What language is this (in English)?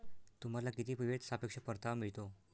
Marathi